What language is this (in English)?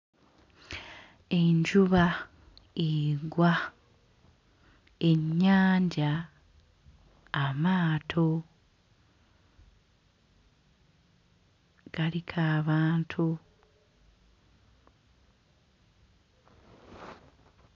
Ganda